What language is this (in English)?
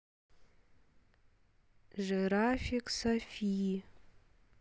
Russian